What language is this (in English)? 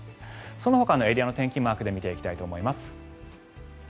Japanese